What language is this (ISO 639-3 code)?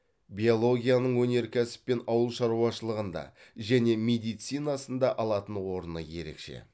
kaz